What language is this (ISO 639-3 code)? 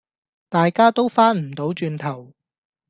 yue